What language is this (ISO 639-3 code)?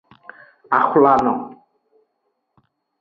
ajg